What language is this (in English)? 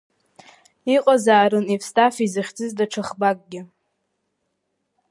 Abkhazian